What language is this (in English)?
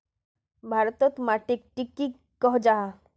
Magahi